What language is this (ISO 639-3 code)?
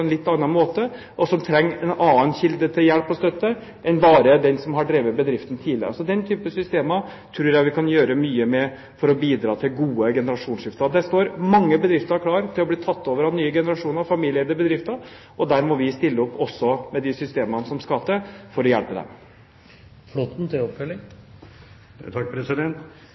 nob